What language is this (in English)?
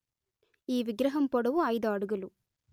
Telugu